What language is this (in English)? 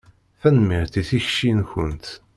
Kabyle